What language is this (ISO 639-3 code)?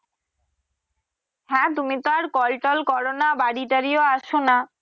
ben